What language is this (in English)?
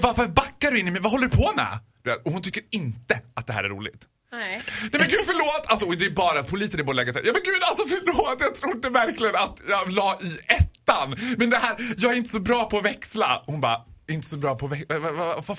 Swedish